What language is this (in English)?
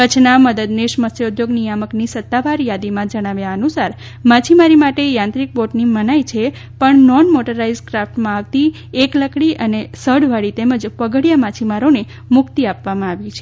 Gujarati